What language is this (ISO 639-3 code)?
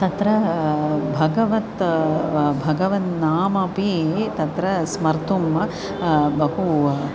san